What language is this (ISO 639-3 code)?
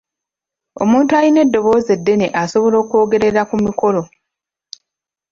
lug